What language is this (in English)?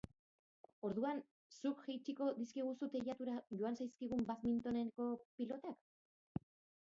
Basque